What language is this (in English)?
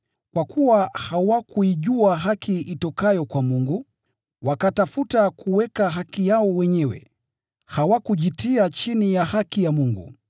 Swahili